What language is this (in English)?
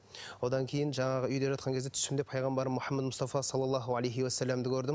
Kazakh